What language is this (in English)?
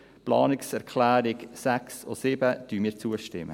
Swiss German